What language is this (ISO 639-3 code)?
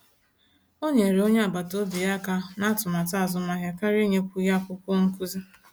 ibo